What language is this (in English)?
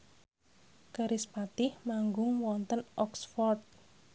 Javanese